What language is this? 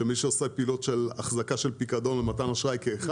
Hebrew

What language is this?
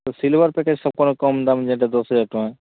Odia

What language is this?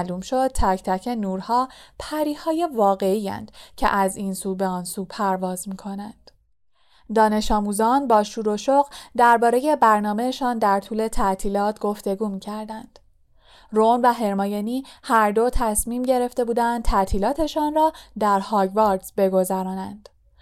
Persian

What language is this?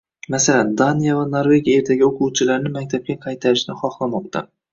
Uzbek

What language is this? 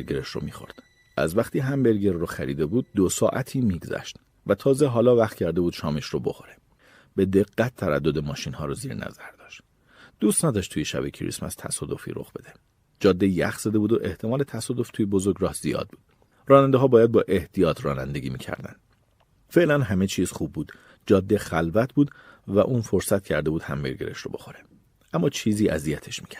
Persian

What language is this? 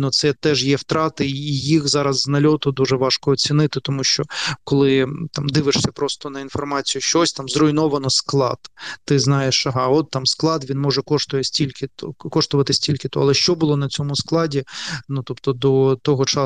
Ukrainian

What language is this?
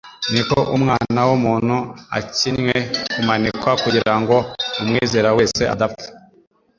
Kinyarwanda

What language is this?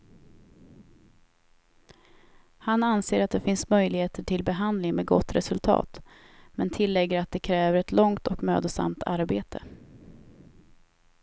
Swedish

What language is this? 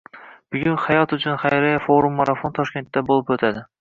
Uzbek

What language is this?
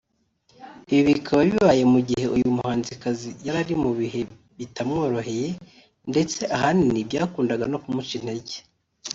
Kinyarwanda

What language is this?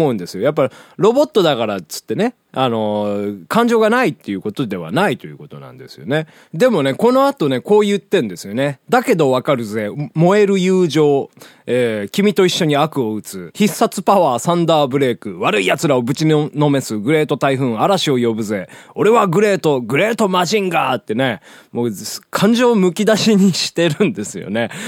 Japanese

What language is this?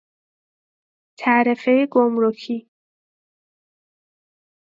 Persian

